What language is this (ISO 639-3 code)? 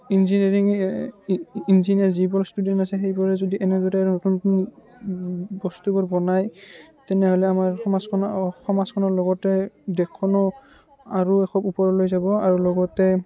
asm